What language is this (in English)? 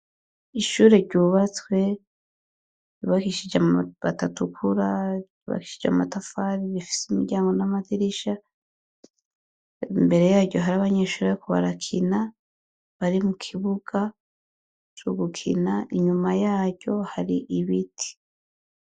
Rundi